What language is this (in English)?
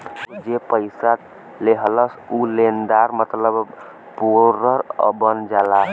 Bhojpuri